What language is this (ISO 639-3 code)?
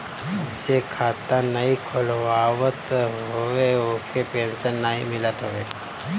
bho